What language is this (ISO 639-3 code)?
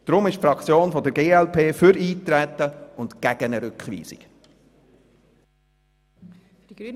gsw